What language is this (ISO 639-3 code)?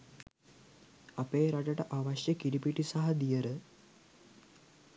sin